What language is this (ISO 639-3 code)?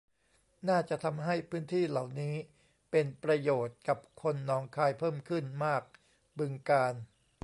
tha